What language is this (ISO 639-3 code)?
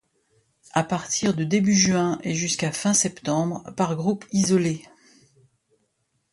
fra